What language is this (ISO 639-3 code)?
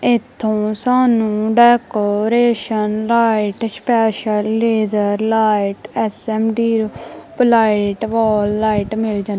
pan